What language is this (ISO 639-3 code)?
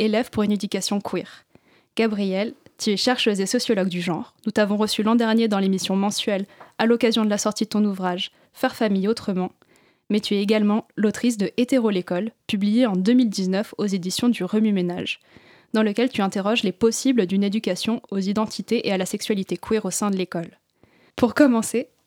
fra